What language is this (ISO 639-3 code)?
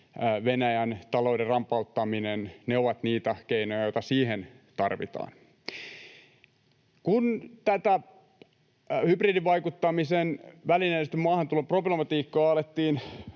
fin